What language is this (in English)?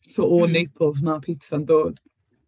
Welsh